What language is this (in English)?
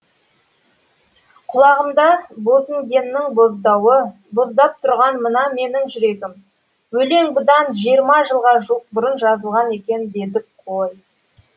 Kazakh